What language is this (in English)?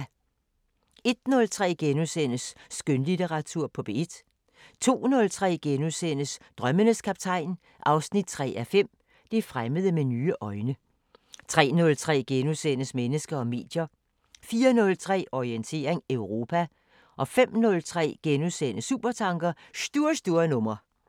Danish